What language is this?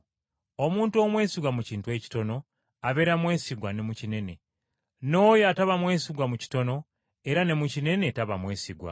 Ganda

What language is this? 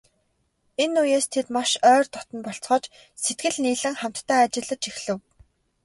Mongolian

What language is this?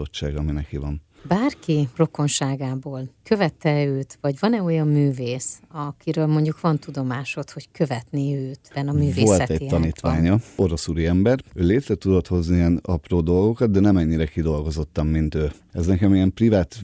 Hungarian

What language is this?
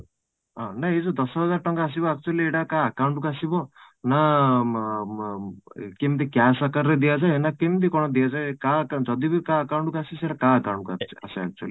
Odia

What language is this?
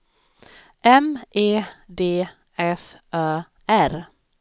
Swedish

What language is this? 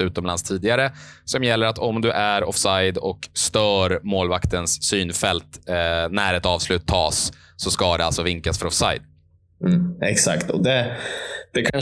Swedish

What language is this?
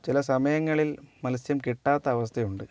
Malayalam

